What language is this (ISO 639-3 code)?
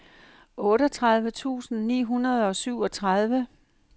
dan